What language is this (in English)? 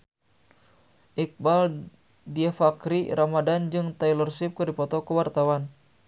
Sundanese